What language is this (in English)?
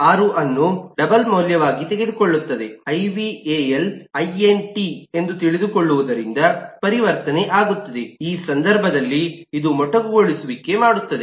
Kannada